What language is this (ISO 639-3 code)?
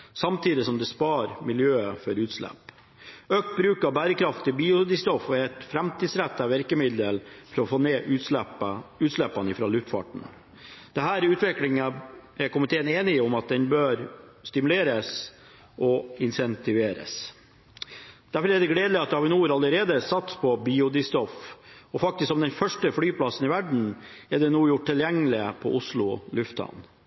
nob